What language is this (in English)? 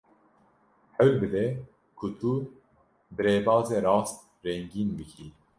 Kurdish